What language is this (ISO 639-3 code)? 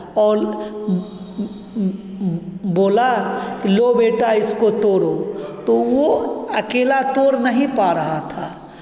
hin